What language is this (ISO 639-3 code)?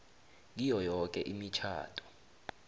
nbl